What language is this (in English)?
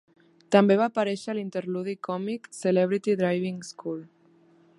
Catalan